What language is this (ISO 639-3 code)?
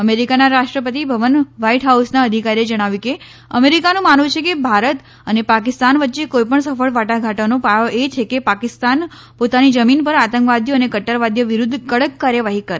guj